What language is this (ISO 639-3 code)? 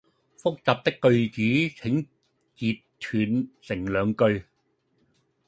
yue